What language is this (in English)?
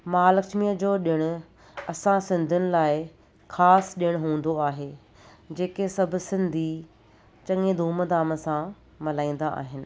Sindhi